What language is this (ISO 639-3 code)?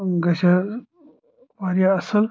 kas